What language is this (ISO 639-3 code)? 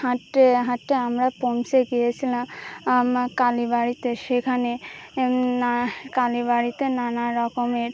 ben